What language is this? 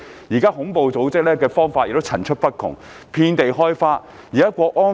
Cantonese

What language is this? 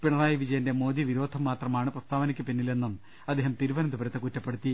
Malayalam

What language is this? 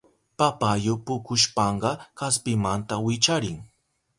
Southern Pastaza Quechua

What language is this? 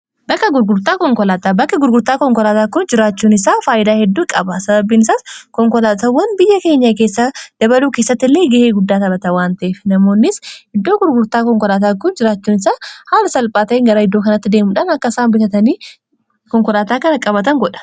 Oromo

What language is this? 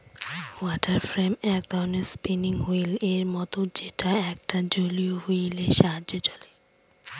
Bangla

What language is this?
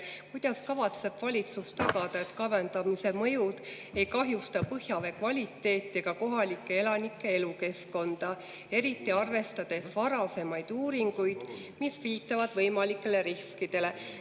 Estonian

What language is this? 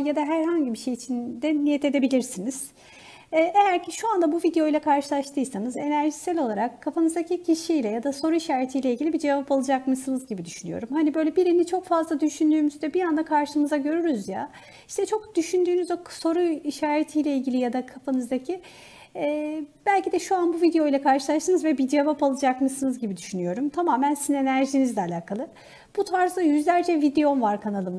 Turkish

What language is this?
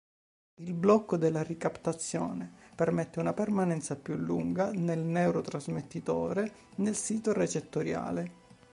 Italian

